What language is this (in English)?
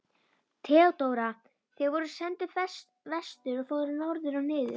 Icelandic